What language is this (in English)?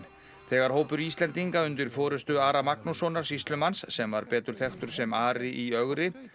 Icelandic